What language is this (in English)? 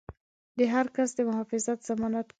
Pashto